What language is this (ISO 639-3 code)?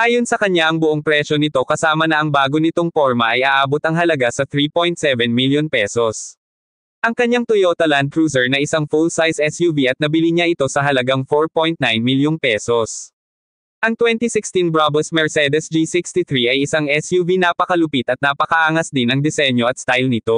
fil